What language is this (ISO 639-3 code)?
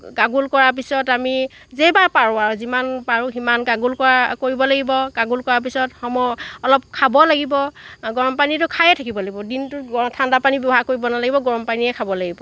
asm